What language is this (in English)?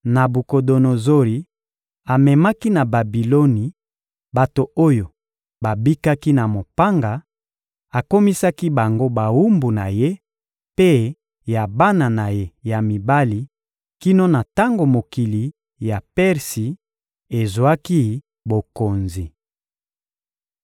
Lingala